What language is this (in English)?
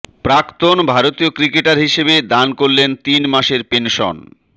Bangla